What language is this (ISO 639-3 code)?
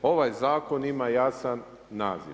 hrv